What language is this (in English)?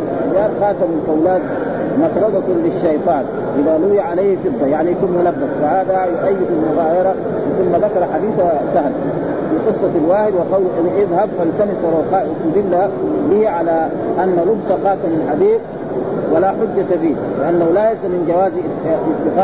Arabic